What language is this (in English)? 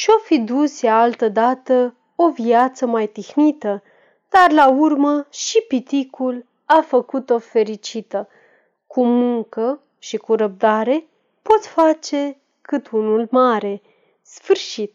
Romanian